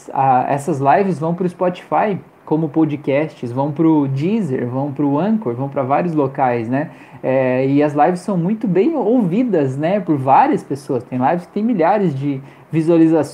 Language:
Portuguese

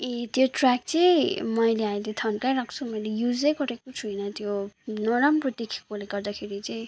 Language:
Nepali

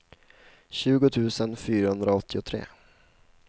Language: Swedish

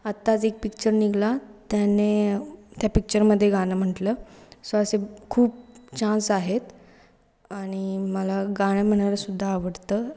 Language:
Marathi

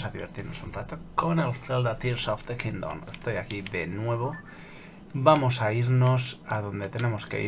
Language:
Spanish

